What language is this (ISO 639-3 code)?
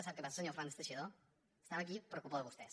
cat